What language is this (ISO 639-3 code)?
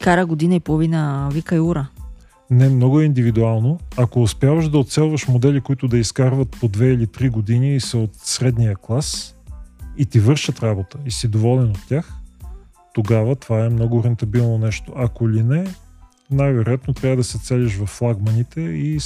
bul